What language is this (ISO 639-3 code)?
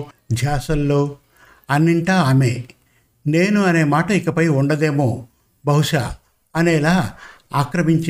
tel